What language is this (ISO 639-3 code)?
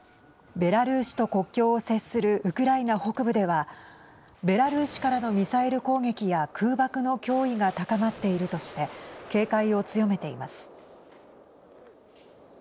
jpn